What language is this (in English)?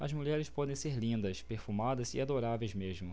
Portuguese